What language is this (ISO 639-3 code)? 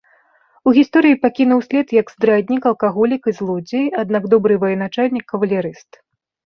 bel